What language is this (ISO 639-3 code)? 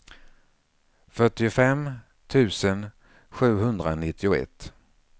swe